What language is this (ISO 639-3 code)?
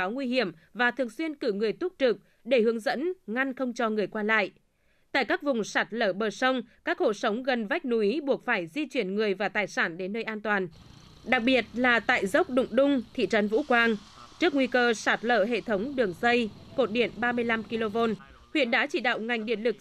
vie